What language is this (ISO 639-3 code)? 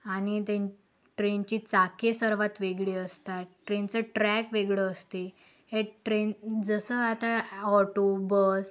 mar